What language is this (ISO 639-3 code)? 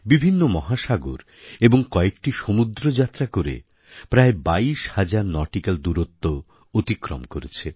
ben